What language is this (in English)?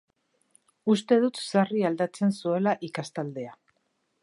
Basque